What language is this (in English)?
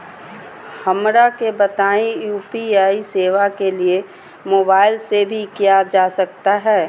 Magahi